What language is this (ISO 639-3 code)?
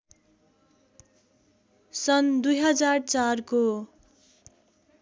nep